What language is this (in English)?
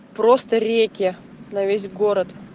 Russian